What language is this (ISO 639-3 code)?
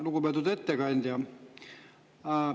est